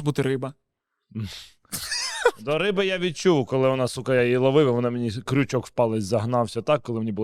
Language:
Ukrainian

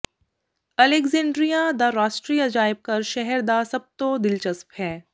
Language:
Punjabi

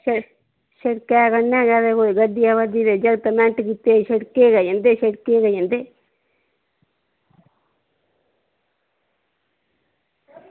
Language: Dogri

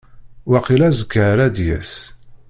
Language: Kabyle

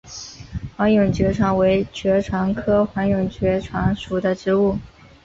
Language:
Chinese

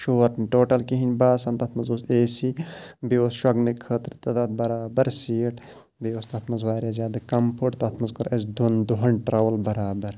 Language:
Kashmiri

